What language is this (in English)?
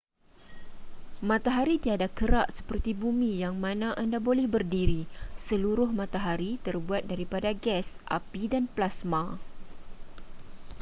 Malay